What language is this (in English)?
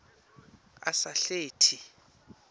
Swati